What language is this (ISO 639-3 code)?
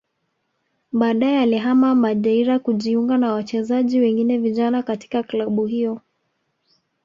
swa